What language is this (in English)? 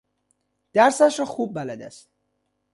Persian